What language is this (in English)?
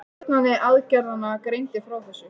Icelandic